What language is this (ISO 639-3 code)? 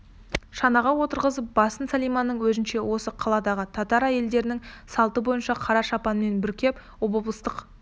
kaz